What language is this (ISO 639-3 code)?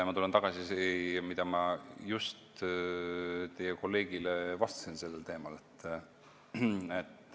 est